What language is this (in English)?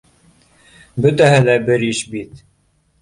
Bashkir